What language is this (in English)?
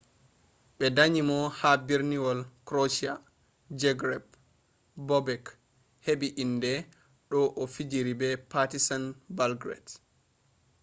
Fula